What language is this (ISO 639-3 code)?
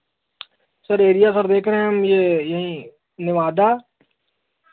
hin